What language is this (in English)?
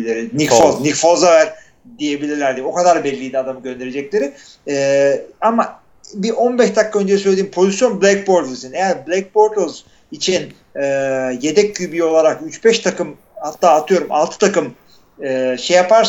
Turkish